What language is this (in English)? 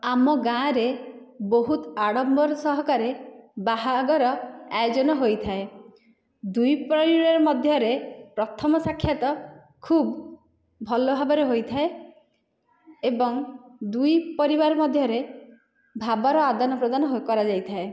Odia